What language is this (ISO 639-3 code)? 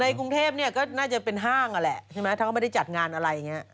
tha